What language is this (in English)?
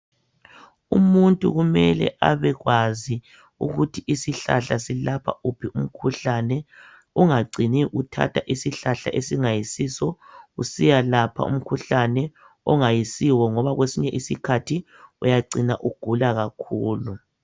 North Ndebele